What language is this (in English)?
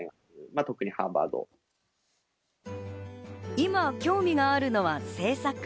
Japanese